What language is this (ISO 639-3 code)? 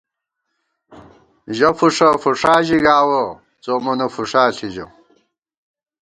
gwt